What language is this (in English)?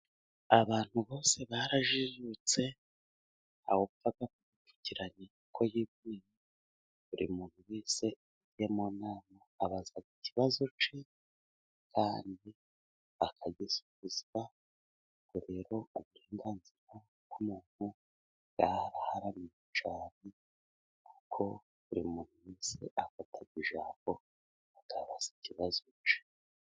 Kinyarwanda